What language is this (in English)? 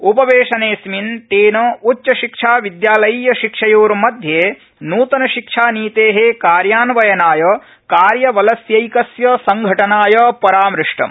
Sanskrit